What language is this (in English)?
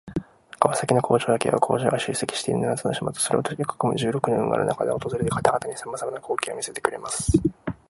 Japanese